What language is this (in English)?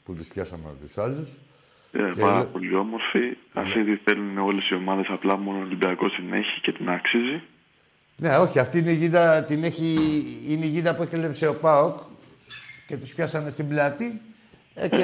Greek